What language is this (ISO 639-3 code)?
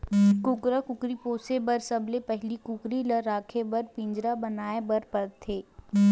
hne